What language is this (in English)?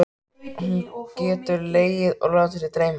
Icelandic